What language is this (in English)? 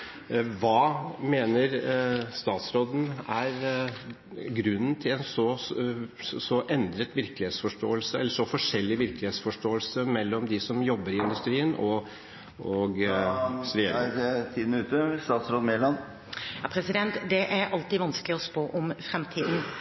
Norwegian